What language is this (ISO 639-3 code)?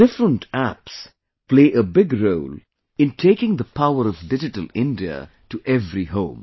eng